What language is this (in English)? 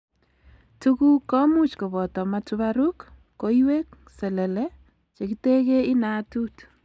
Kalenjin